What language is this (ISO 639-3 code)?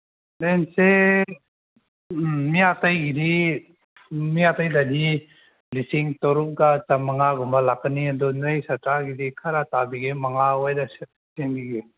mni